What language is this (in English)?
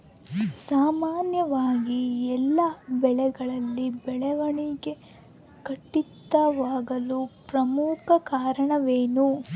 Kannada